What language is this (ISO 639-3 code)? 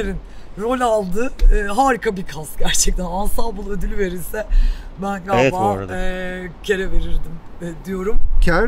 tur